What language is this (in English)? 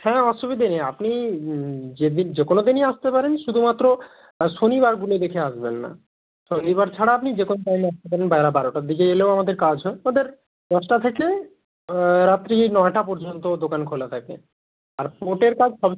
Bangla